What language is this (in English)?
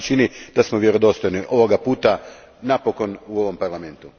Croatian